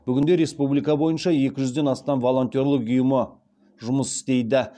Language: Kazakh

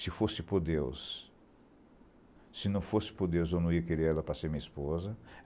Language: Portuguese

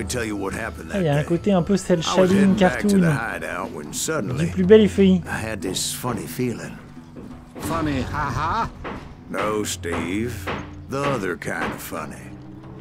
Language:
French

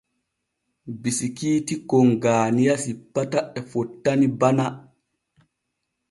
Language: Borgu Fulfulde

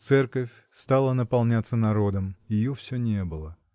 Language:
Russian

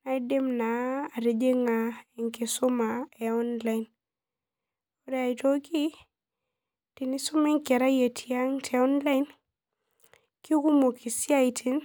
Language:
Masai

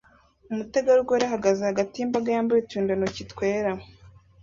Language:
Kinyarwanda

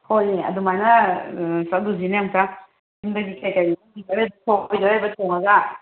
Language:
Manipuri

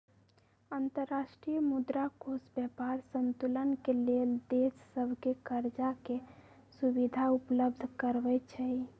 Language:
Magahi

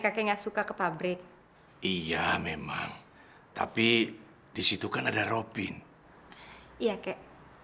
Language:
Indonesian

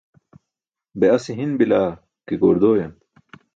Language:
Burushaski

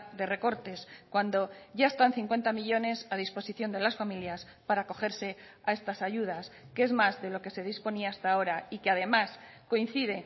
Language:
Spanish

